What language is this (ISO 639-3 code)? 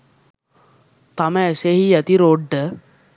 sin